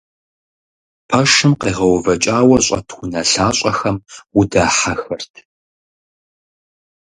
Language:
Kabardian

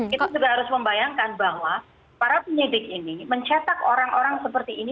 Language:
Indonesian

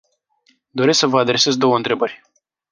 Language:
Romanian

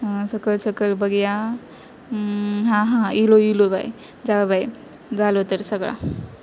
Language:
Konkani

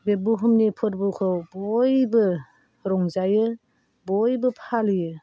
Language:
Bodo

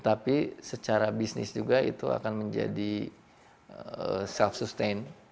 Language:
Indonesian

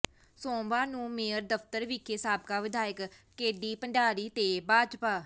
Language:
Punjabi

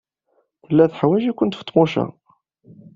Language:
Kabyle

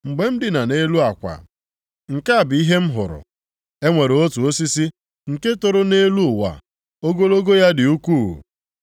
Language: Igbo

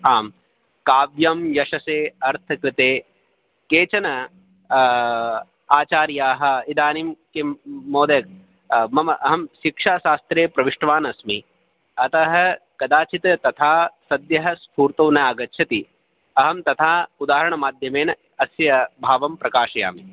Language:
Sanskrit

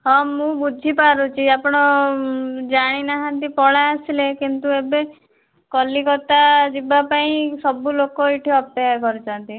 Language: Odia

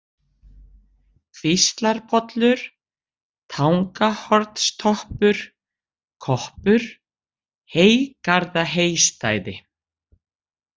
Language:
Icelandic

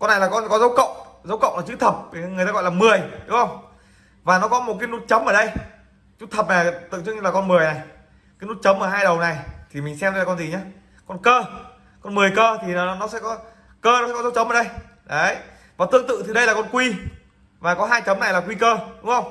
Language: Vietnamese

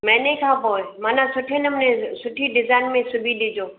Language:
Sindhi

